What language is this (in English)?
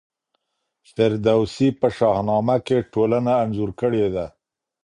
Pashto